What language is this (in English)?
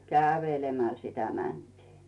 Finnish